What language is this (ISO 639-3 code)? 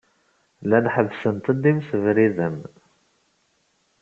kab